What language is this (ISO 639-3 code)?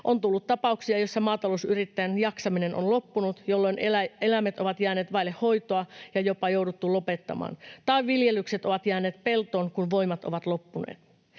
fin